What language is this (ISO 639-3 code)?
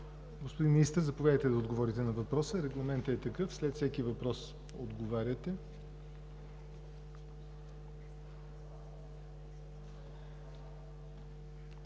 bul